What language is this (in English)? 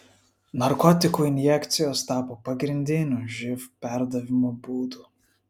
Lithuanian